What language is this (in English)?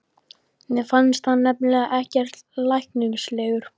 Icelandic